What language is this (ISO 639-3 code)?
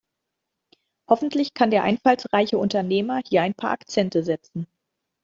deu